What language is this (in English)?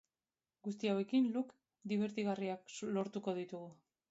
Basque